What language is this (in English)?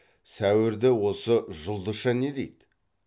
Kazakh